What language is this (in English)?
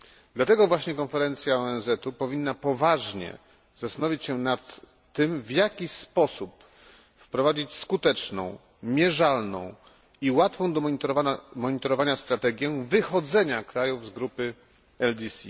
Polish